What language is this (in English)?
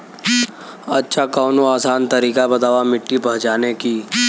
Bhojpuri